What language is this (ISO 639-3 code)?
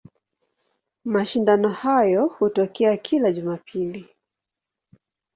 swa